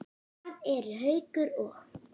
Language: Icelandic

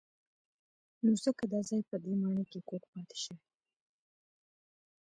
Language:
Pashto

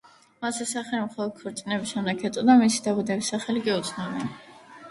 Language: Georgian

